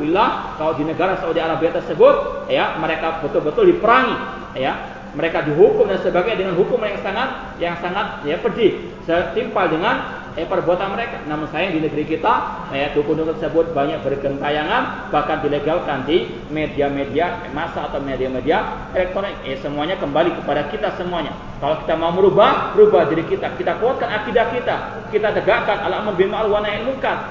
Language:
Malay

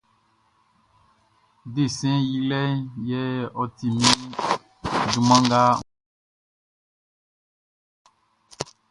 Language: Baoulé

